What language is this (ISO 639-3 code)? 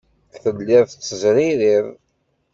kab